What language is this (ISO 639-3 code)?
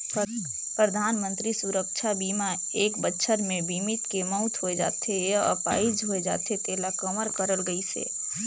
hne